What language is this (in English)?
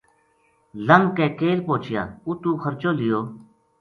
Gujari